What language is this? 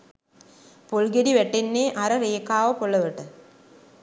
Sinhala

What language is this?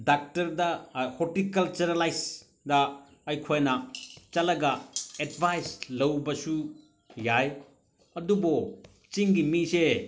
Manipuri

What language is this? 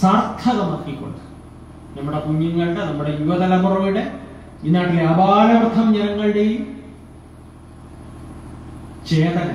Malayalam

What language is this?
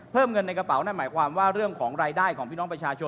Thai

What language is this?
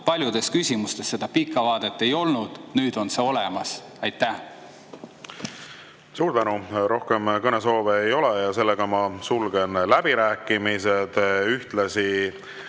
Estonian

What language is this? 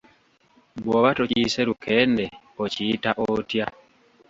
Ganda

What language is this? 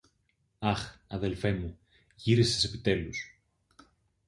Greek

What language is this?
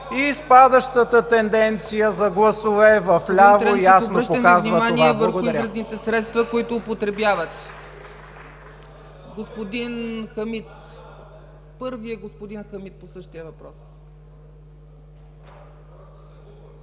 Bulgarian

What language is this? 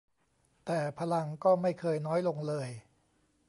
Thai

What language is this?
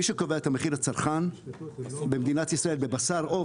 Hebrew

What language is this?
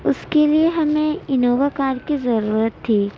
Urdu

